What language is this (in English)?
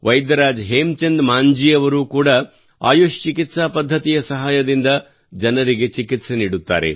Kannada